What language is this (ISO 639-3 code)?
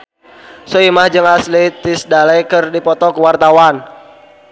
sun